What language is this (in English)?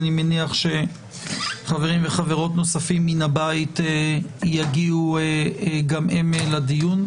Hebrew